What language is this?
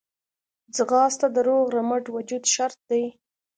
Pashto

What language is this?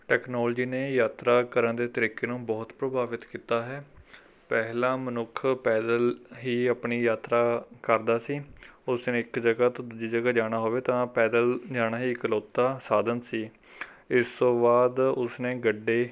Punjabi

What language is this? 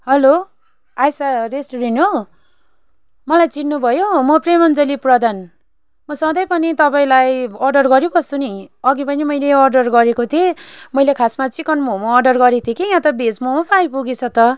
Nepali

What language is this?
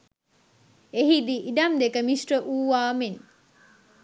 Sinhala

